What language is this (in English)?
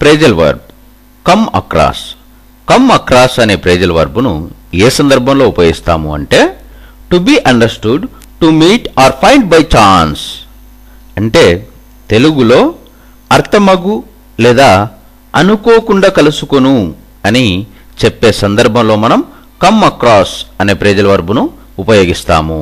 Telugu